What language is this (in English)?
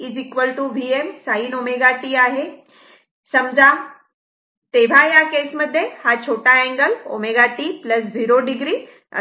Marathi